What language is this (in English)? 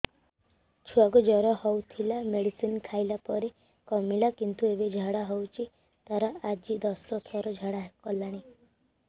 Odia